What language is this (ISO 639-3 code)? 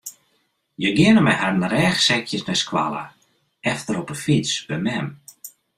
fry